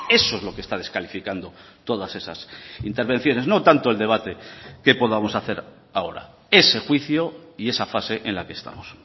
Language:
Spanish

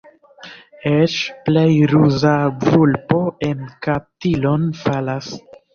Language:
Esperanto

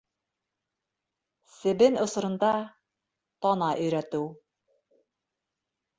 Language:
Bashkir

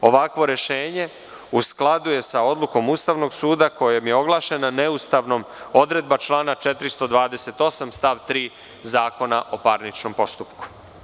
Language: Serbian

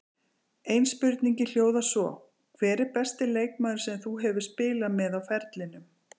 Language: Icelandic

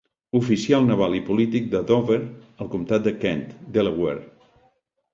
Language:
Catalan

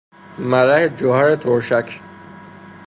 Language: Persian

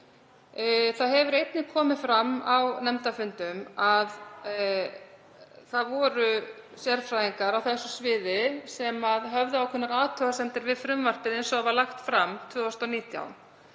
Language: Icelandic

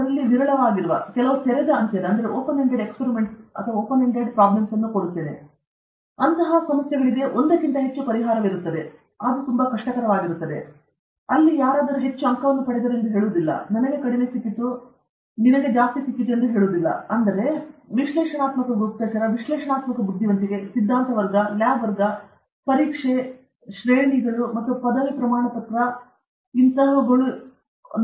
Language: Kannada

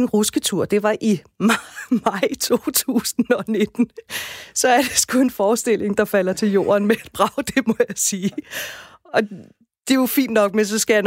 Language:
Danish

